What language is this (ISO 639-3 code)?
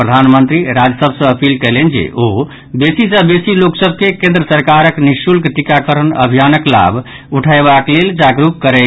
mai